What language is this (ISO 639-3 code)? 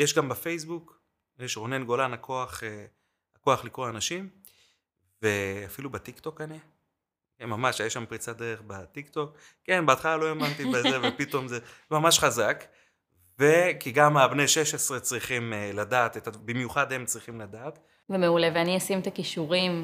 heb